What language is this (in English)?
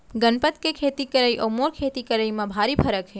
Chhattisgarhi